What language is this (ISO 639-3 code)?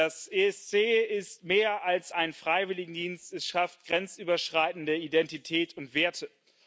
deu